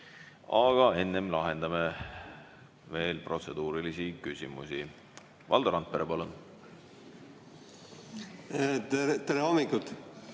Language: Estonian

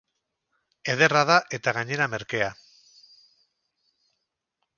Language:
Basque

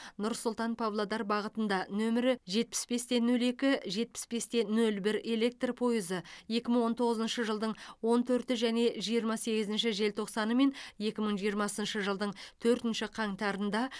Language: Kazakh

